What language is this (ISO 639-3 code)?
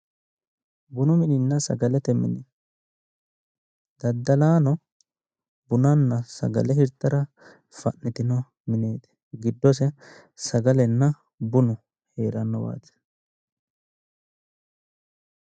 sid